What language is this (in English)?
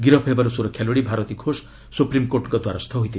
Odia